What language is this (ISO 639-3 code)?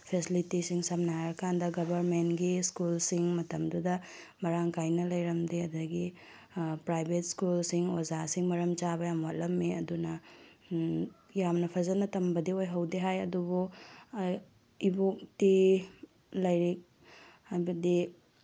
mni